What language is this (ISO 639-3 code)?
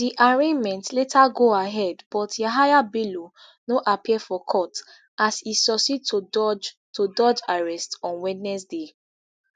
pcm